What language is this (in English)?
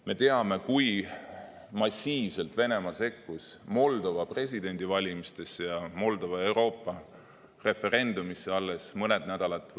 Estonian